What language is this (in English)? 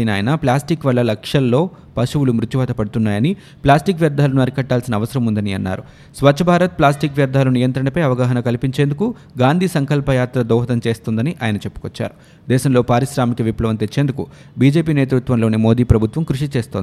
Telugu